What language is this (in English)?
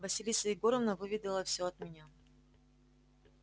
Russian